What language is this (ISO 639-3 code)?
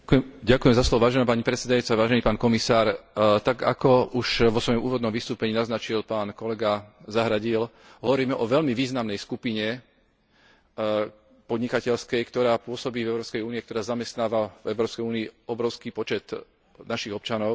slk